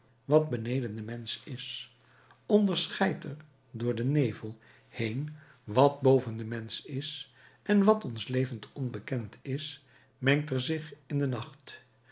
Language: Dutch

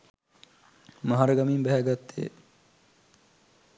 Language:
Sinhala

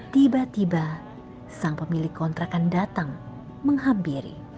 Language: Indonesian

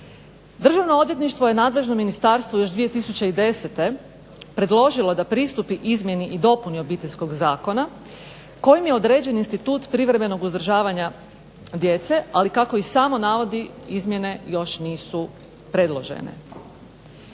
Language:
Croatian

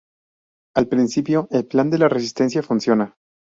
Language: Spanish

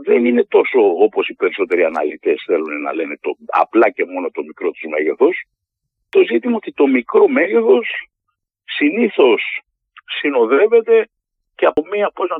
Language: Greek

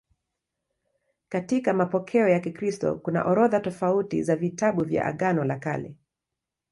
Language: Swahili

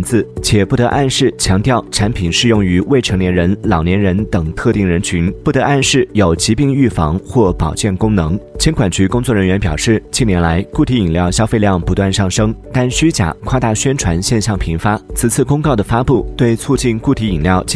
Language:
Chinese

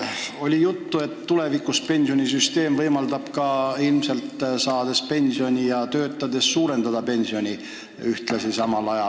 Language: Estonian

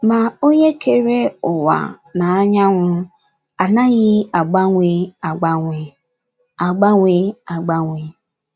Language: Igbo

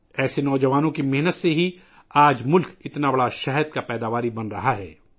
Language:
Urdu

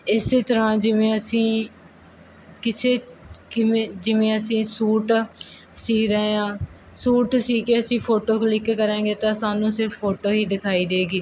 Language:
Punjabi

